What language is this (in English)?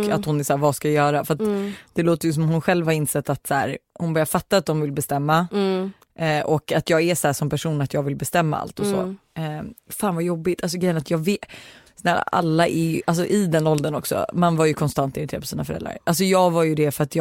Swedish